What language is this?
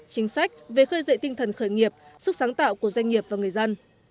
Vietnamese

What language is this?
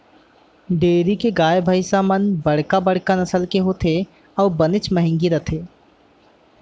Chhattisgarhi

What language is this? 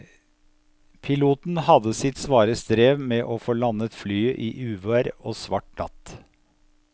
Norwegian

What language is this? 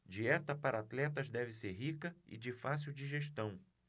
Portuguese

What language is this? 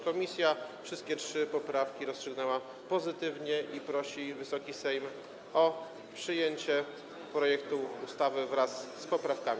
Polish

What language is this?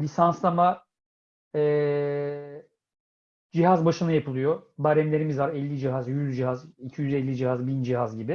Turkish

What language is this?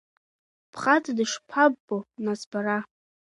Abkhazian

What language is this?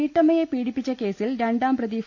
Malayalam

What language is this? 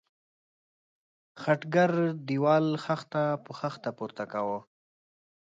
Pashto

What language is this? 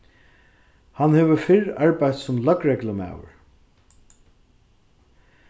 Faroese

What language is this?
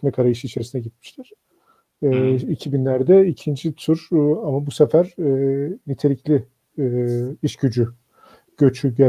Turkish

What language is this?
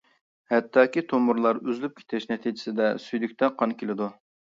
Uyghur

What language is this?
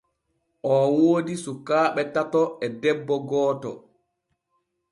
Borgu Fulfulde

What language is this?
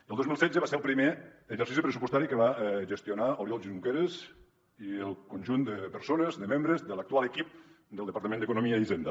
Catalan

